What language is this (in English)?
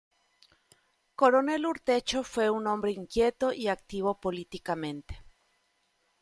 Spanish